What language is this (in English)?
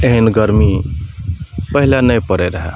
Maithili